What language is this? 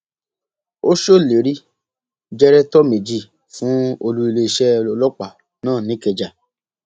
Yoruba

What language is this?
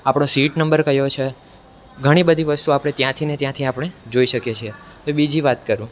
Gujarati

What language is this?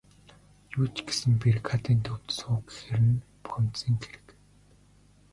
Mongolian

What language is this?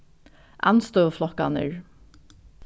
Faroese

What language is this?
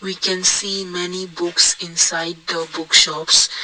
English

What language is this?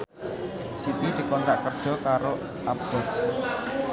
Javanese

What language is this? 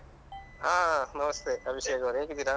Kannada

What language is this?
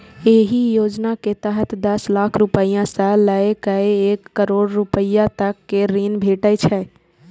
Maithili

